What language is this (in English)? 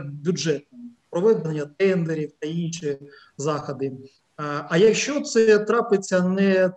Ukrainian